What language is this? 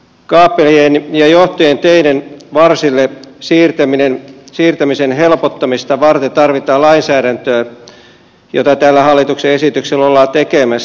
Finnish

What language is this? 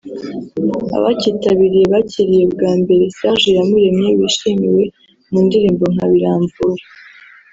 Kinyarwanda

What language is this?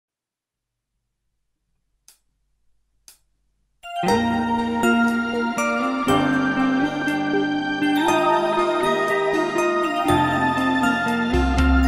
Romanian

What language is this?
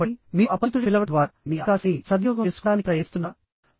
Telugu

